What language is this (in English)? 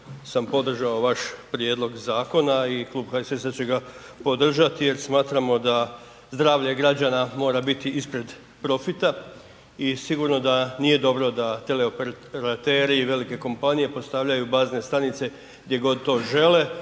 Croatian